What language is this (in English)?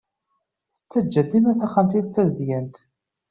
Kabyle